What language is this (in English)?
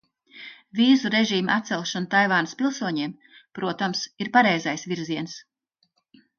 Latvian